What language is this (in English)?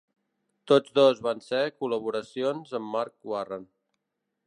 Catalan